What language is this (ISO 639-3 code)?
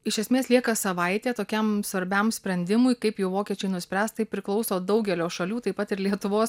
lit